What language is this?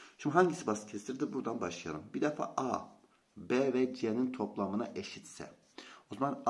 Turkish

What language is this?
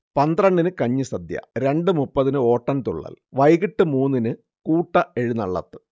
Malayalam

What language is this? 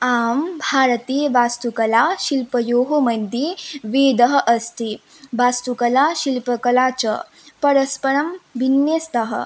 Sanskrit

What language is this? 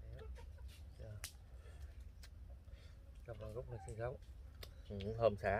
Vietnamese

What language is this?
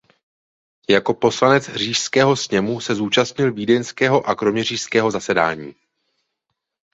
Czech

